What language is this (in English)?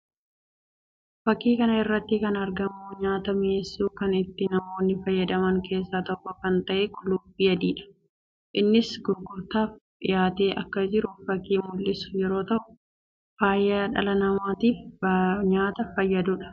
Oromo